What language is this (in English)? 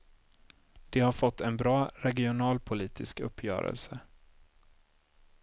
Swedish